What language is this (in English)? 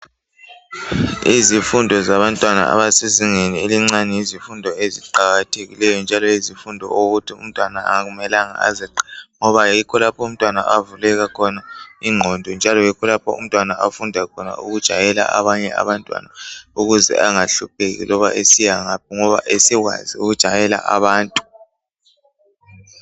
North Ndebele